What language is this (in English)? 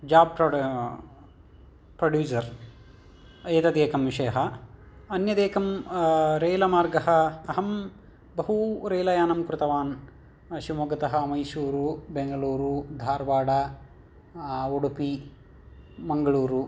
Sanskrit